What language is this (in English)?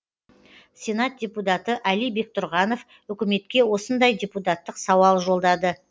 Kazakh